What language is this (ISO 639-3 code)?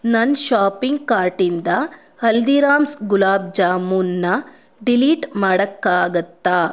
kan